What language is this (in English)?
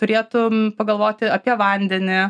Lithuanian